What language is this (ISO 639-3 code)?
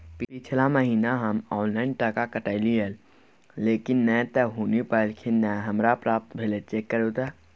mai